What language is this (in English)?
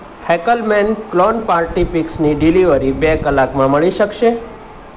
Gujarati